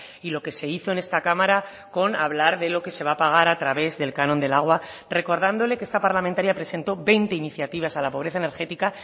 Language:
Spanish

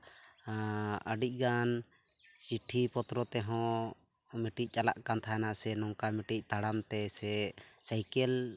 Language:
Santali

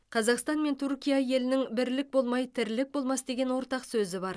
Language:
Kazakh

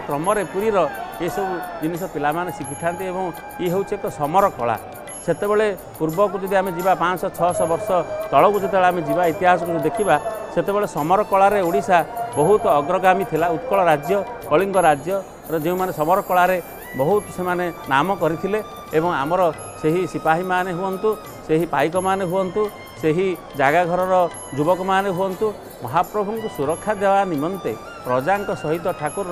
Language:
Indonesian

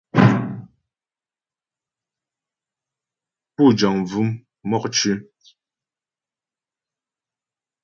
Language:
Ghomala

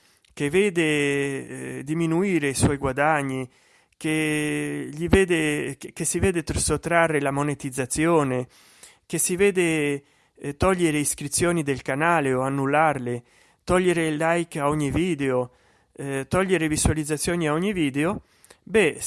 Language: Italian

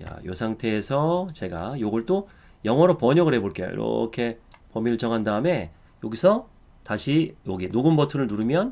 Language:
Korean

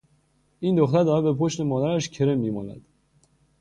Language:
Persian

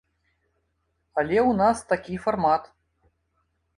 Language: Belarusian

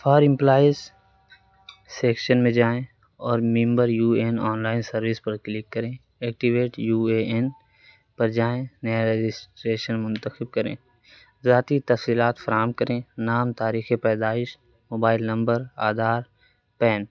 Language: Urdu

